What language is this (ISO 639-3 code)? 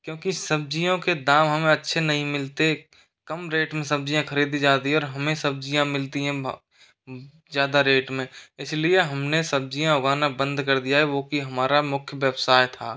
hin